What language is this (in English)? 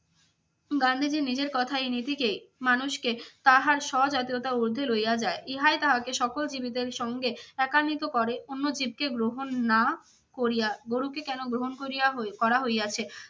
Bangla